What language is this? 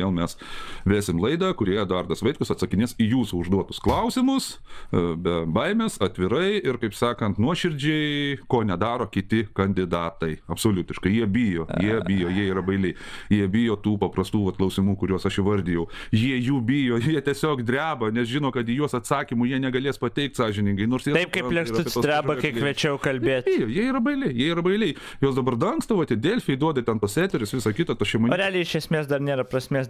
Lithuanian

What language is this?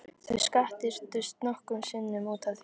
Icelandic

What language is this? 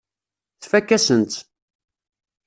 Kabyle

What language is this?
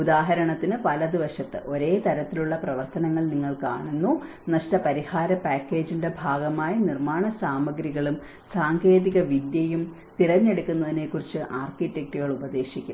Malayalam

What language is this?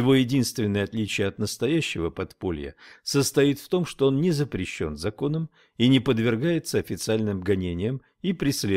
Russian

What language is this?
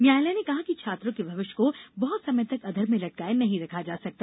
Hindi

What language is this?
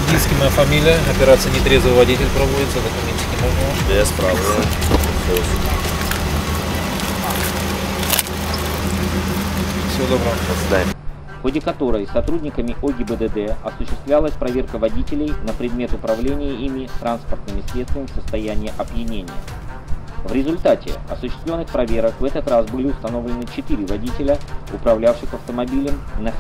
Russian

